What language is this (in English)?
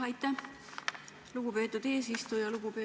Estonian